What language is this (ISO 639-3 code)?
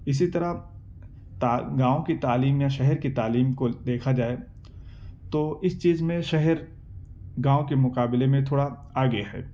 urd